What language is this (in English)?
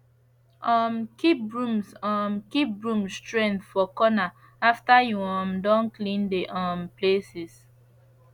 Nigerian Pidgin